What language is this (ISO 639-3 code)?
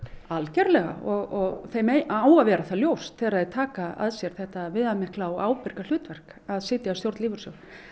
isl